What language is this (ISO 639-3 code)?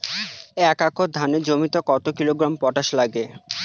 ben